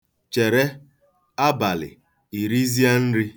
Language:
Igbo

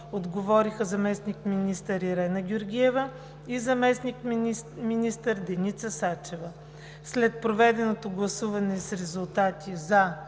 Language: Bulgarian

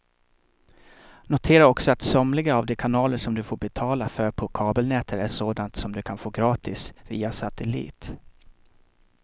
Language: Swedish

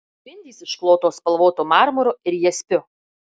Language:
Lithuanian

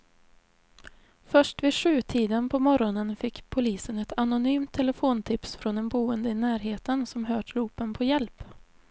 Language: Swedish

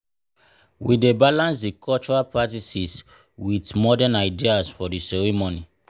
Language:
Nigerian Pidgin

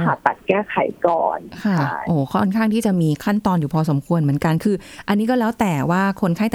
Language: Thai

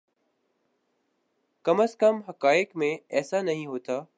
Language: Urdu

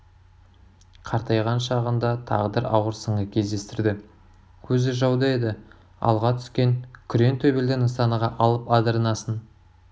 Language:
Kazakh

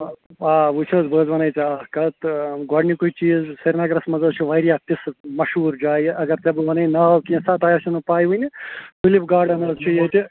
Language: Kashmiri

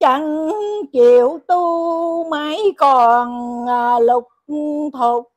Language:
Vietnamese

